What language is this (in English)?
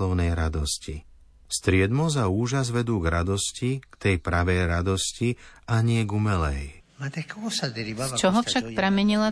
Slovak